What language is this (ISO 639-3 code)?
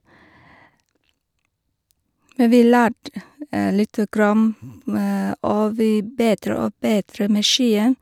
nor